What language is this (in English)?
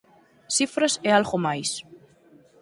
Galician